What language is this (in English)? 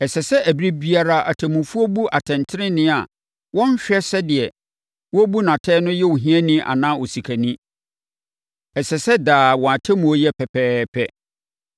Akan